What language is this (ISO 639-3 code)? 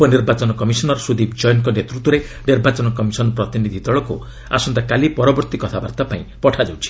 ori